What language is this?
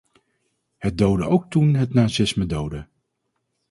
Dutch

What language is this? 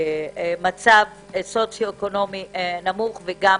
Hebrew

